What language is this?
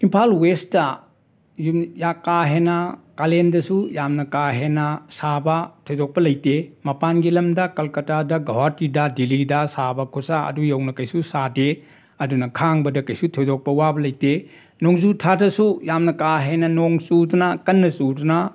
Manipuri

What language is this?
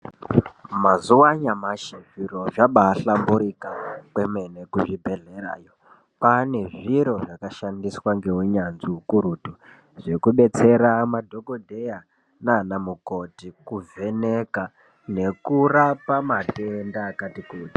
Ndau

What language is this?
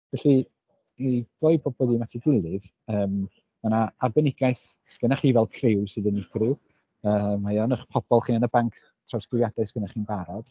Welsh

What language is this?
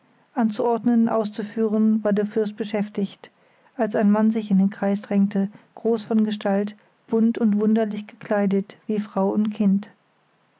German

